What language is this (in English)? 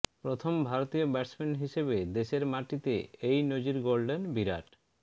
Bangla